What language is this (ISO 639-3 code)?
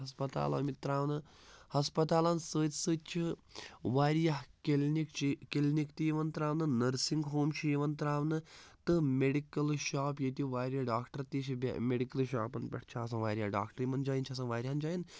kas